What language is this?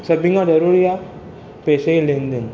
Sindhi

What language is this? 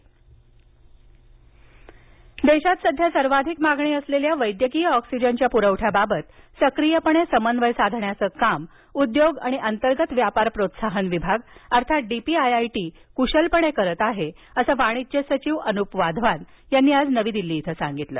Marathi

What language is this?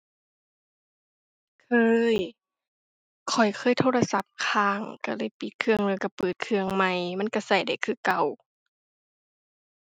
Thai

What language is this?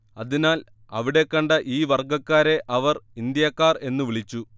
Malayalam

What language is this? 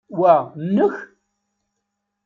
Kabyle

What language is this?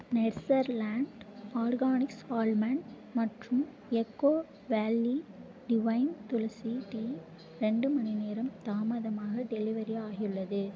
Tamil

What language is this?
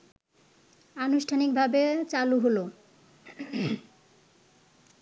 Bangla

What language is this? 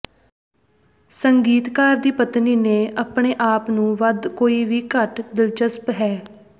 Punjabi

